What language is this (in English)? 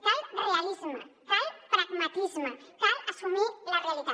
Catalan